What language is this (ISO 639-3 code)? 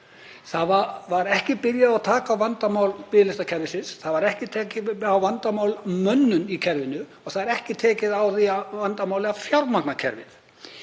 isl